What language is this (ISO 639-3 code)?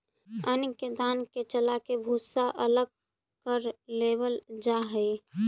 mag